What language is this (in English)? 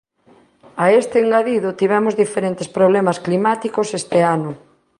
Galician